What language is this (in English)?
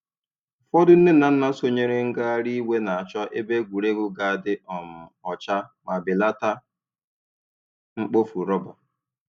Igbo